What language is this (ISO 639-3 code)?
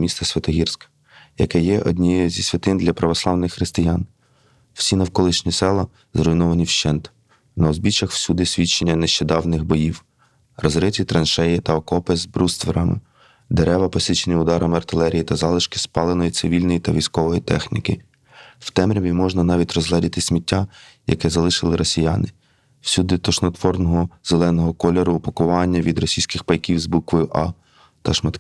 ukr